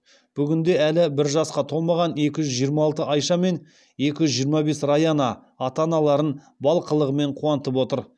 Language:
Kazakh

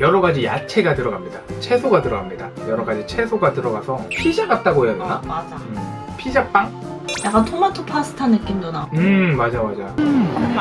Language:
Korean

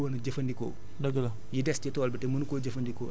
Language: Wolof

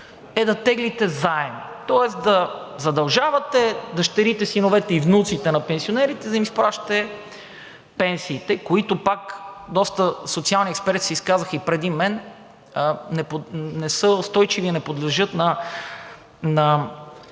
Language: Bulgarian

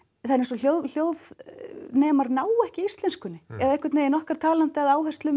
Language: Icelandic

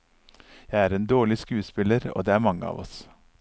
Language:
Norwegian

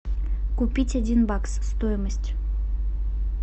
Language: Russian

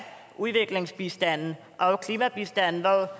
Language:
Danish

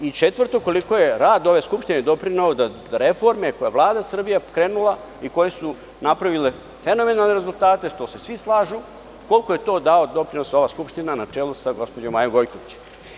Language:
Serbian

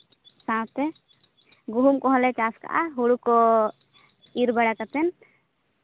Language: Santali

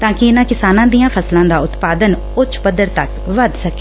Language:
Punjabi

